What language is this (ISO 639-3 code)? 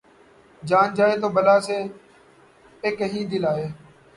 urd